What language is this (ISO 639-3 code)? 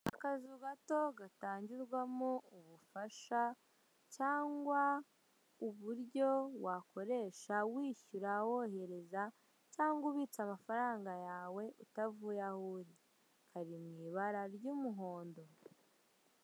kin